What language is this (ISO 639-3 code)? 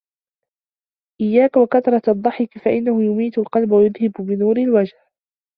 ara